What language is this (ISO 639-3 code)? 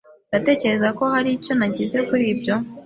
kin